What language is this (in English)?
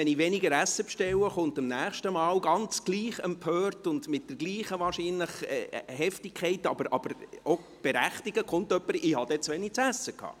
Swiss German